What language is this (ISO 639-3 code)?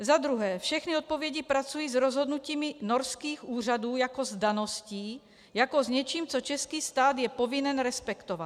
ces